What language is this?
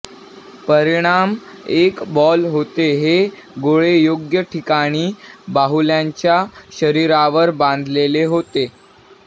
Marathi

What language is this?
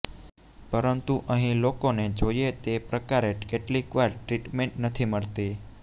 Gujarati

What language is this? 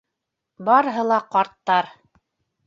Bashkir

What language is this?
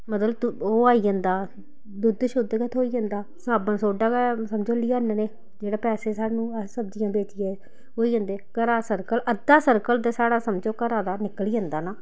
Dogri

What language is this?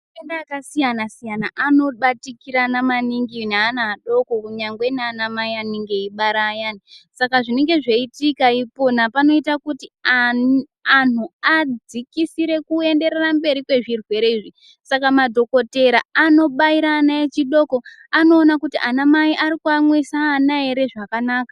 Ndau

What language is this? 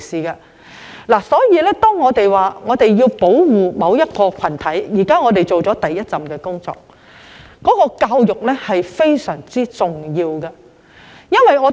Cantonese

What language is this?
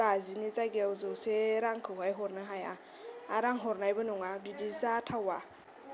Bodo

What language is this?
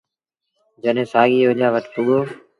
Sindhi Bhil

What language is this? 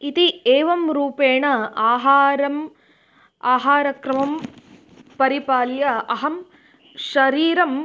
Sanskrit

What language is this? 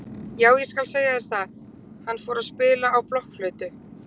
Icelandic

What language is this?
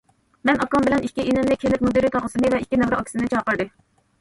Uyghur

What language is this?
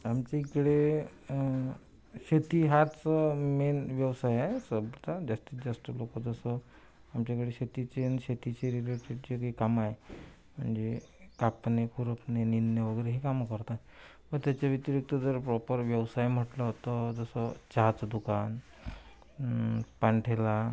Marathi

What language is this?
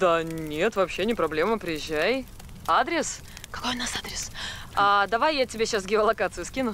Russian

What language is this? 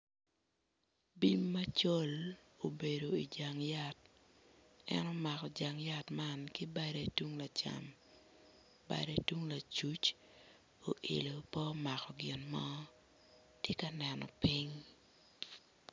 Acoli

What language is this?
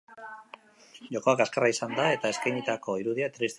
Basque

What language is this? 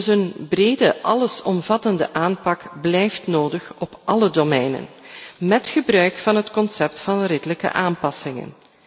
Dutch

